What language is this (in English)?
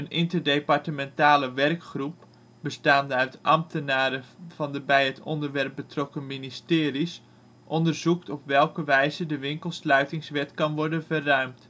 Dutch